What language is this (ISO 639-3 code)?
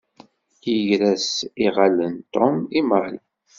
kab